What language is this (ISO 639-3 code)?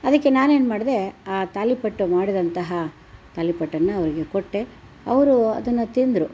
kan